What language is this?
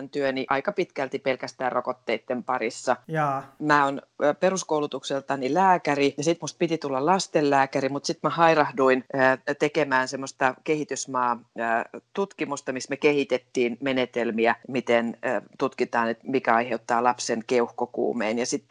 Finnish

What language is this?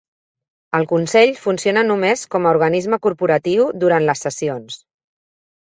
Catalan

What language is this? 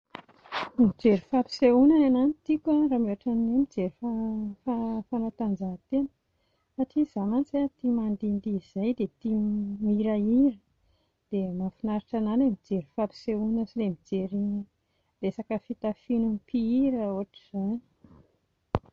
Malagasy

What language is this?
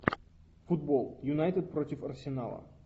Russian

